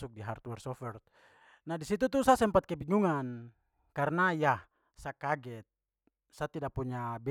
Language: Papuan Malay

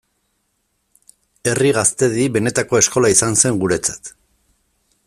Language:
Basque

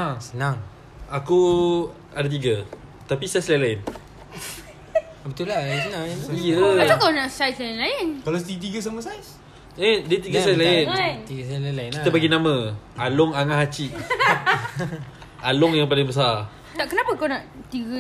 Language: Malay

